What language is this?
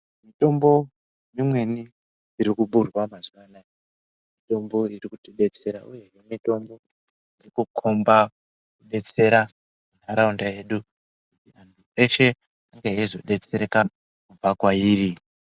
Ndau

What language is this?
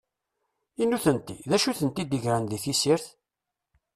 Kabyle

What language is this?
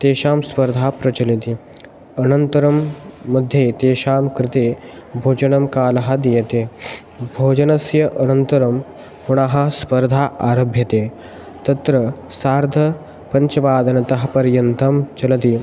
Sanskrit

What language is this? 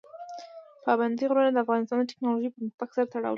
Pashto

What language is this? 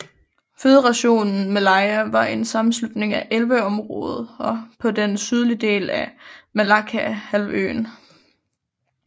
Danish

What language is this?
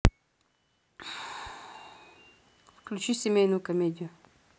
Russian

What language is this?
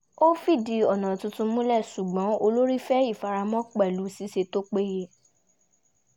Yoruba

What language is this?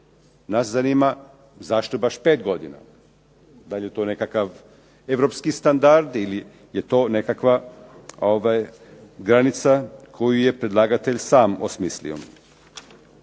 Croatian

